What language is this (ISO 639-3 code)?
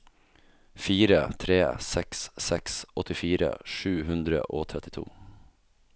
nor